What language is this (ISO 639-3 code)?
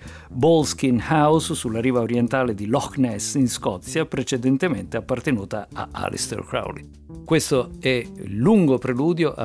ita